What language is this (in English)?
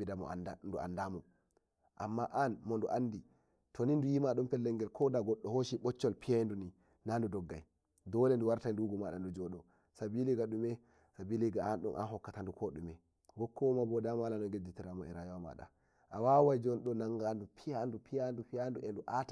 Nigerian Fulfulde